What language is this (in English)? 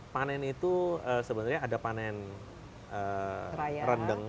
Indonesian